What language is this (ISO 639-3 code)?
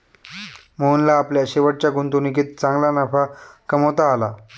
mar